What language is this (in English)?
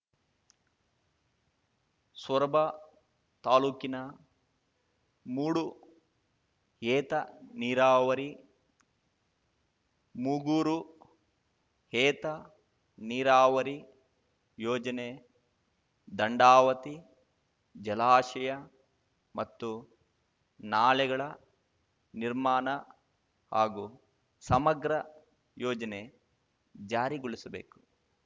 Kannada